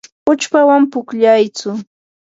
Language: Yanahuanca Pasco Quechua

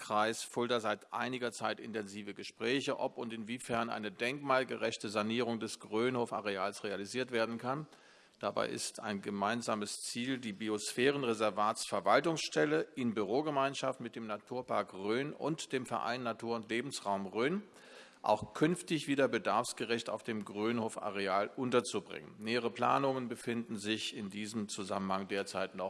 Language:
German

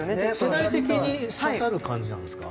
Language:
Japanese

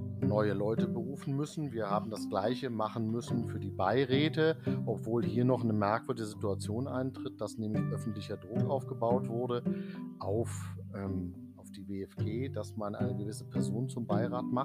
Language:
German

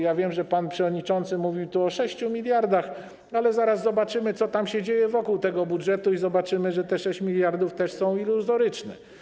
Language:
Polish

